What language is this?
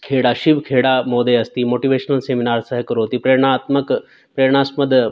Sanskrit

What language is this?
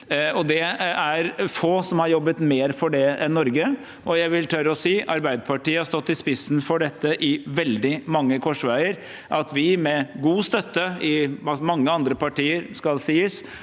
Norwegian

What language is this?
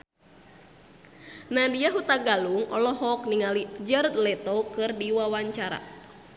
Sundanese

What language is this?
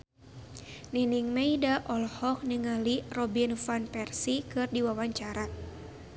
Sundanese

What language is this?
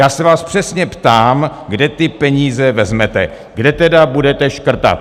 Czech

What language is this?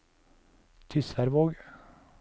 Norwegian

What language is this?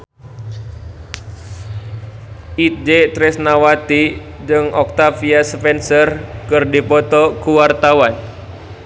Sundanese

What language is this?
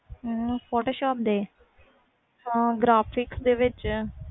Punjabi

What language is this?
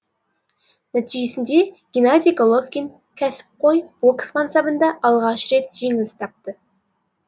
Kazakh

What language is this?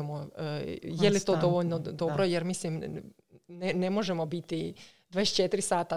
Croatian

